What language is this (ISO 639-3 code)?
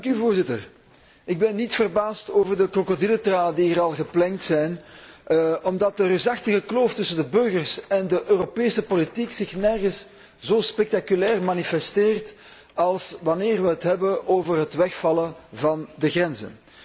nld